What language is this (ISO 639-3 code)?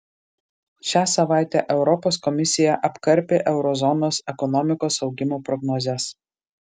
lit